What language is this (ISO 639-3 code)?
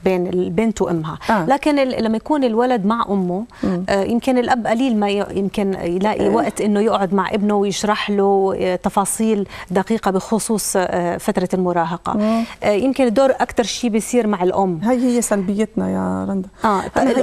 ara